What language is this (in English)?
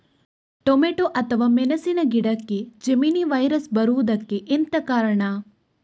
Kannada